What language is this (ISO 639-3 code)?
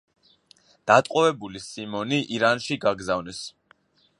kat